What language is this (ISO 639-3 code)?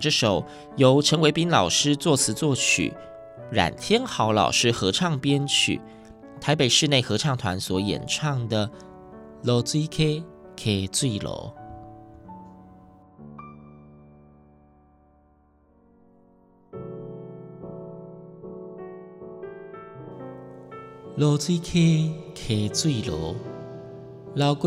zho